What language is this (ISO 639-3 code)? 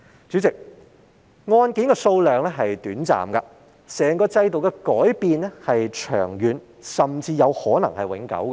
yue